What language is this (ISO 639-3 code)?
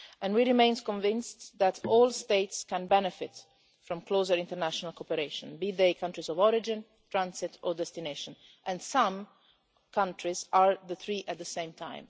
eng